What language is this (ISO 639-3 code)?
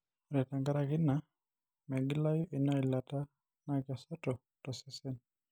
mas